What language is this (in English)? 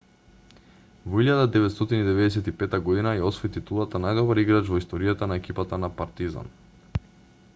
Macedonian